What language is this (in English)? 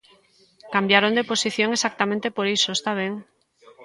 Galician